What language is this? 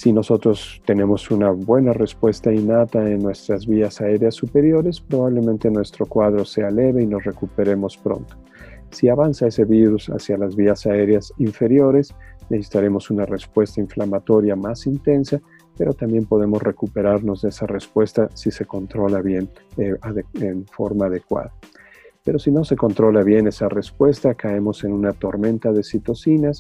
Spanish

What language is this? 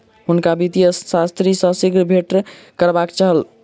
Maithili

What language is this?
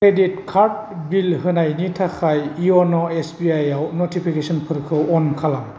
Bodo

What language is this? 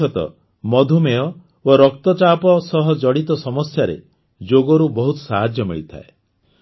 Odia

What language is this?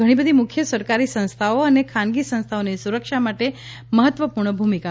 Gujarati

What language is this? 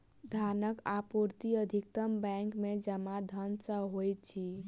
Maithili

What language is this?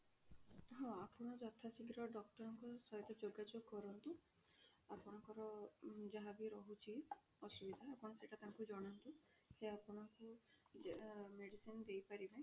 Odia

